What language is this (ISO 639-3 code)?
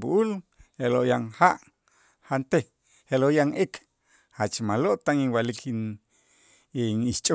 itz